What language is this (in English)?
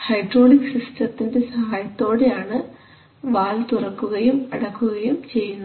Malayalam